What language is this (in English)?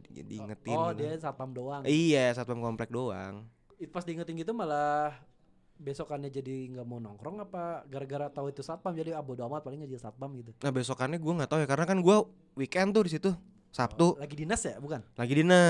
Indonesian